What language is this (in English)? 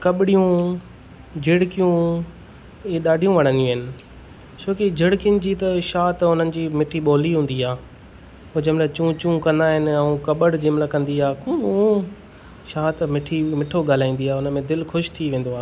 Sindhi